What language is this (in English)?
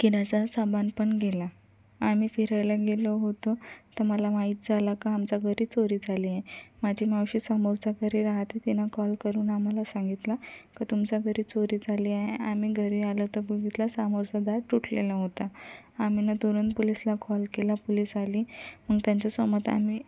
Marathi